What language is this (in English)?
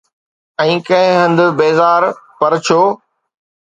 Sindhi